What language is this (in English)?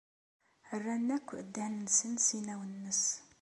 Kabyle